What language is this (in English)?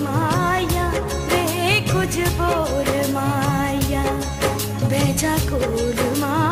Hindi